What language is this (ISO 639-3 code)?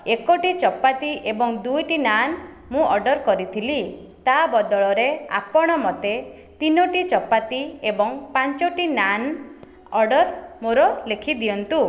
ori